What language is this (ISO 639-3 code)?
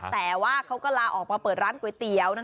tha